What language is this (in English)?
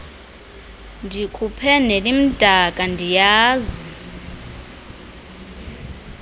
Xhosa